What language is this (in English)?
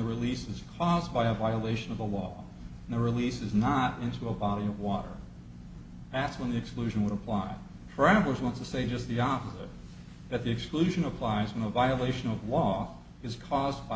English